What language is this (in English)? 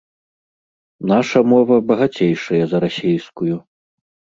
Belarusian